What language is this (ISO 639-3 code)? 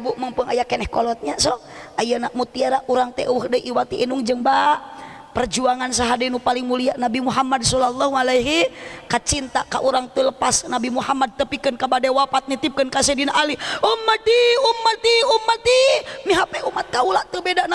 ind